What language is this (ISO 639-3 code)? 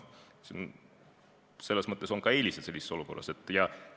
est